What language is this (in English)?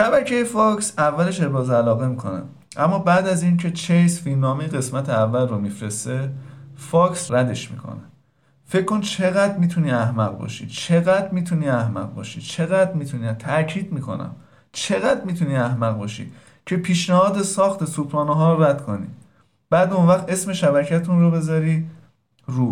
Persian